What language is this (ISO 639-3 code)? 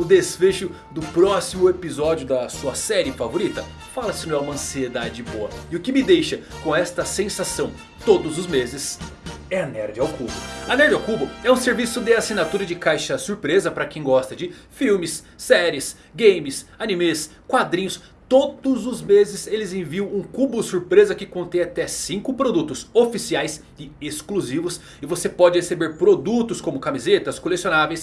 por